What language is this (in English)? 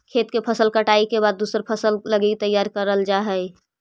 Magahi